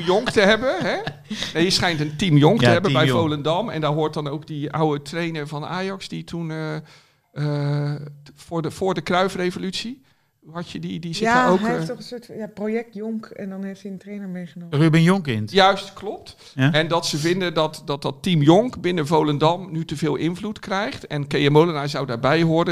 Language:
Dutch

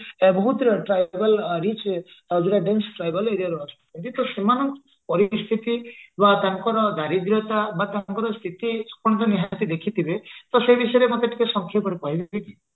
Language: Odia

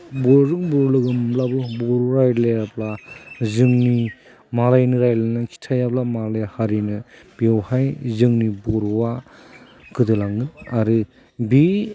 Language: Bodo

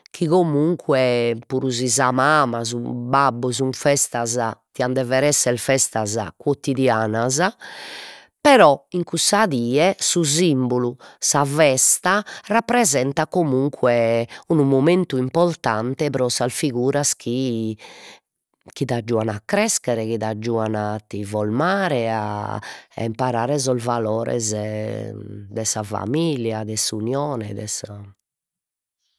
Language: Sardinian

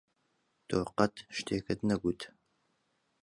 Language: Central Kurdish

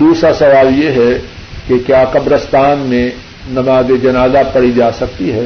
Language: Urdu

